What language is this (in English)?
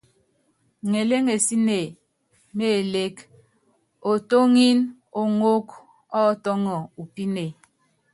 Yangben